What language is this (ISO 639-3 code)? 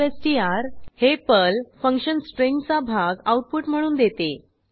mar